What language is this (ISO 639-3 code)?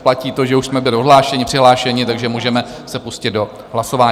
ces